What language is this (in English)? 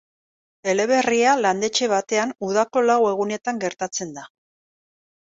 Basque